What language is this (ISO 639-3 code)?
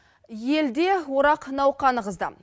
kaz